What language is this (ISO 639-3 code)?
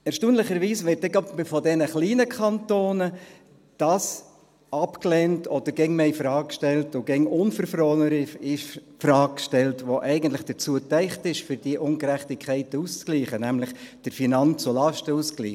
gsw